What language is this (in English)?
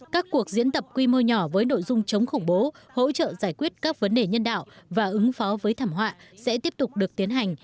Vietnamese